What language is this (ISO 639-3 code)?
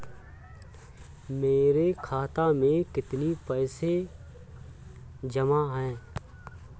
hin